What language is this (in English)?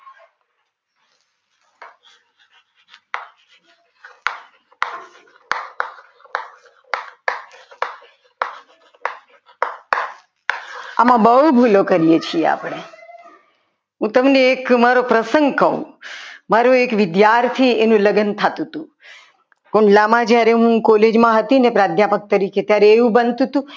Gujarati